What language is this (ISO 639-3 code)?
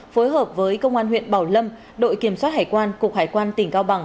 vie